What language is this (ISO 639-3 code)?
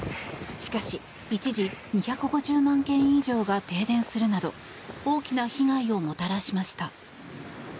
jpn